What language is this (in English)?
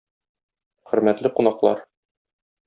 Tatar